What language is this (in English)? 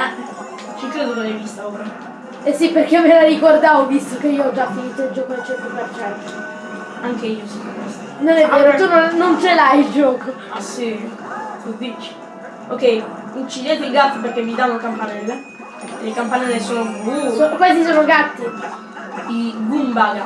Italian